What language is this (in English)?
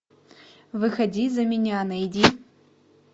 Russian